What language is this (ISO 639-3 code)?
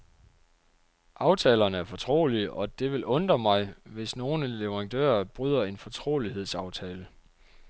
dan